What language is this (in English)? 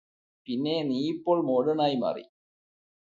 Malayalam